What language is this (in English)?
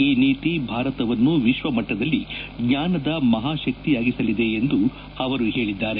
Kannada